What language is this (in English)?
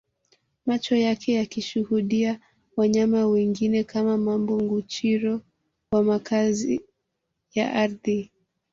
Swahili